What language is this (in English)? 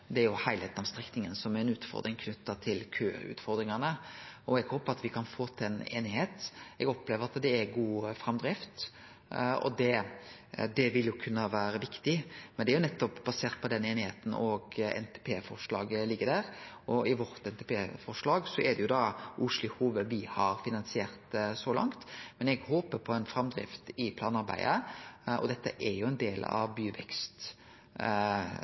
Norwegian Nynorsk